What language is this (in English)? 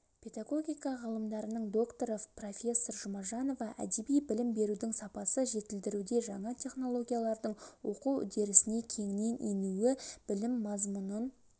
Kazakh